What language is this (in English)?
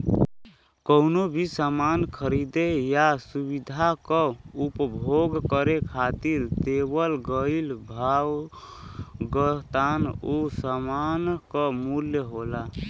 Bhojpuri